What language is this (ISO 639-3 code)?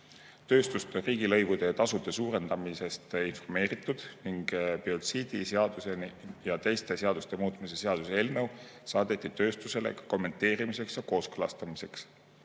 est